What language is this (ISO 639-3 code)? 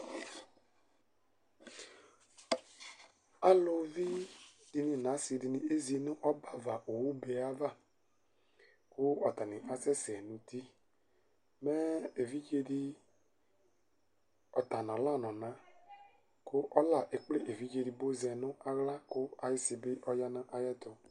kpo